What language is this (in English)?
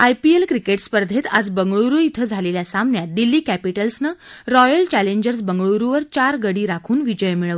Marathi